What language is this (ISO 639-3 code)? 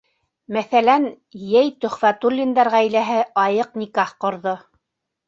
bak